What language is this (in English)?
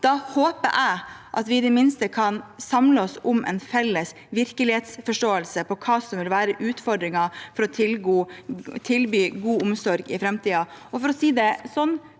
Norwegian